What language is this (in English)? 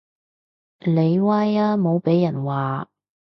Cantonese